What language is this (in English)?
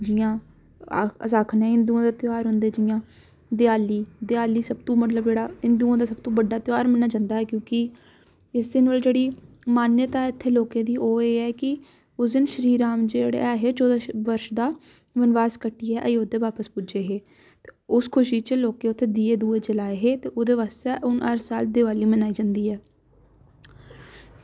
Dogri